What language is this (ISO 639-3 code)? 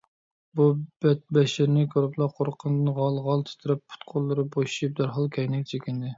uig